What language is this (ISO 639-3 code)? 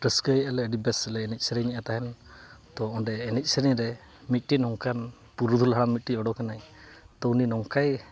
sat